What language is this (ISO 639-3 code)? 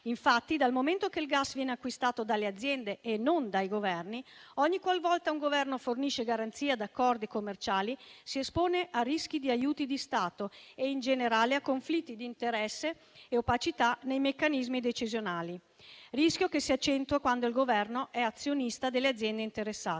ita